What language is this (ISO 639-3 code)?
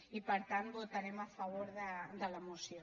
cat